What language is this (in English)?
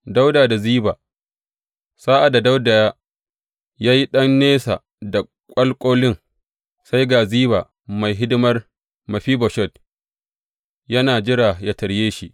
Hausa